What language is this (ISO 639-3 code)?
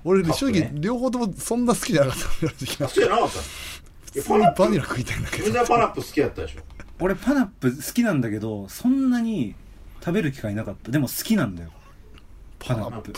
jpn